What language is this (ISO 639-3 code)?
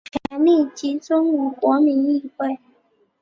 zho